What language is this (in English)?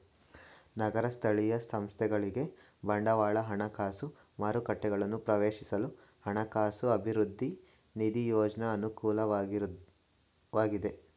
Kannada